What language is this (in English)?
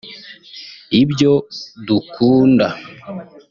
Kinyarwanda